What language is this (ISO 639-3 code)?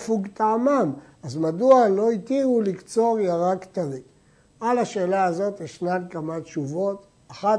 heb